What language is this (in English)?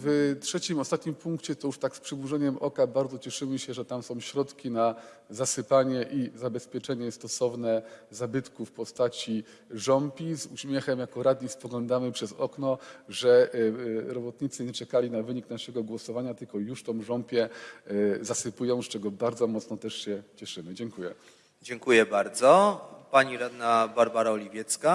Polish